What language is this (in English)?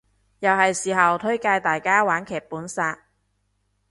Cantonese